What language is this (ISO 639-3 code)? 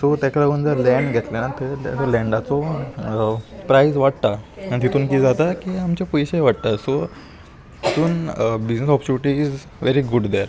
kok